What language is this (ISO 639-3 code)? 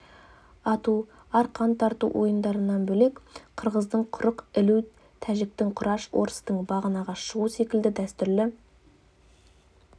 kaz